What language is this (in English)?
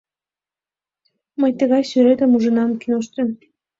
Mari